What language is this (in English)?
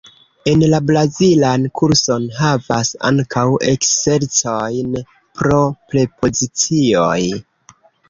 Esperanto